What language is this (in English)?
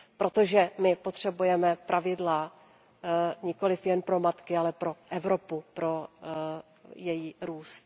Czech